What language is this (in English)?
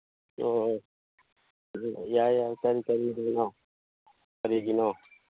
Manipuri